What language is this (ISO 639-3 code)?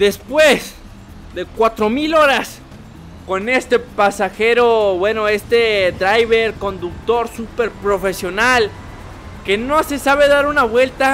spa